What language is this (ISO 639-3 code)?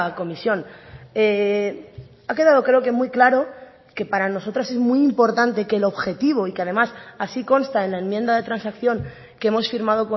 spa